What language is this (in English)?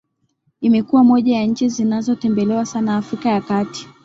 Swahili